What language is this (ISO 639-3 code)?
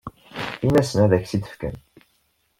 kab